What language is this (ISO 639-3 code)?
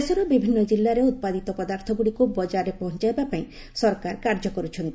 ori